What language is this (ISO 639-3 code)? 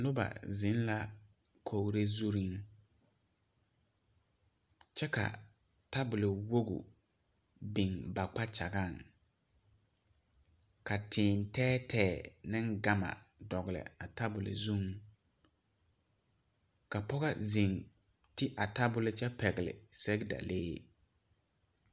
dga